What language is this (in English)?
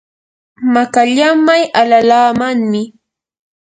Yanahuanca Pasco Quechua